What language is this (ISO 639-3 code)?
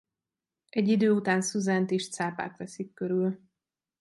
hun